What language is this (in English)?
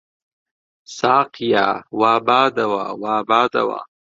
Central Kurdish